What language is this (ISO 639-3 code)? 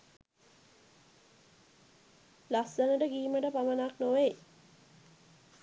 sin